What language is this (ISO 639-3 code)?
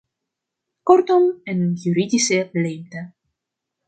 nld